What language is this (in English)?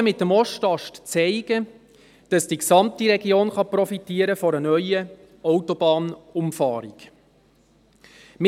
Swiss German